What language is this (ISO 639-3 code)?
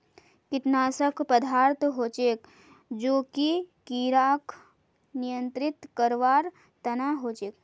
mag